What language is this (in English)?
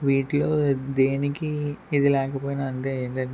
Telugu